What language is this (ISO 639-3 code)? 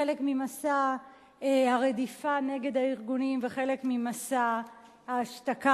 heb